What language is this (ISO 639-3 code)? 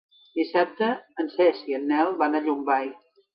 cat